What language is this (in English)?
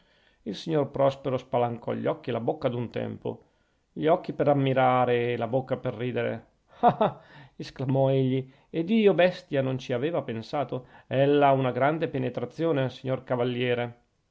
Italian